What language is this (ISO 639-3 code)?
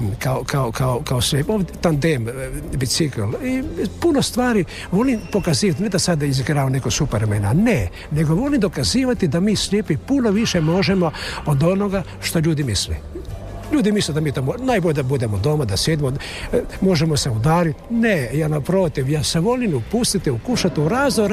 hrv